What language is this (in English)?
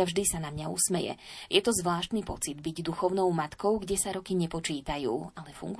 Slovak